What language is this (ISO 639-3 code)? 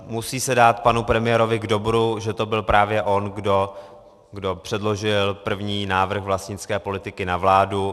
ces